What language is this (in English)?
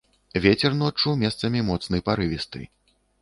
Belarusian